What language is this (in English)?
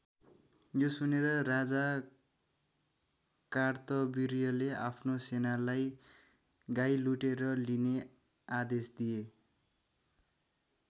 Nepali